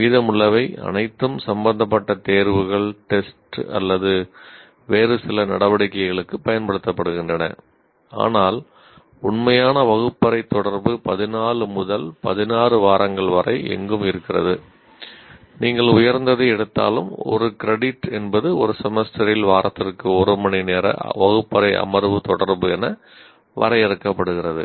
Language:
Tamil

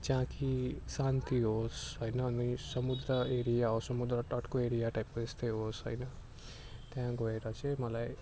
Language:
Nepali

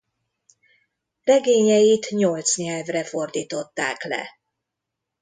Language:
Hungarian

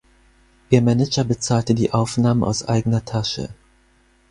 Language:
German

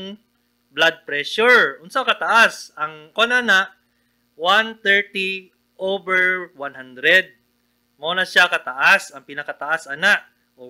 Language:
Filipino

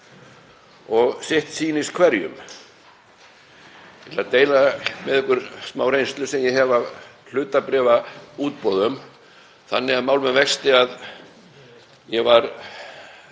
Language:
Icelandic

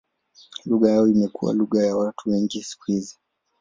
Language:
Swahili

